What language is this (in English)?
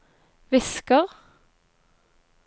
Norwegian